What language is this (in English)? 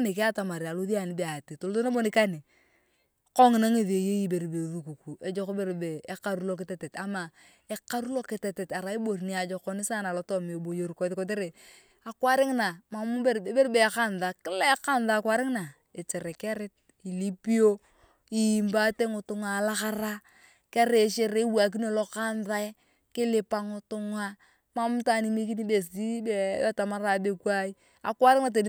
Turkana